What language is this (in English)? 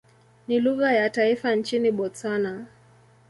Swahili